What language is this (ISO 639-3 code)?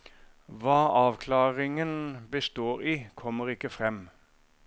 nor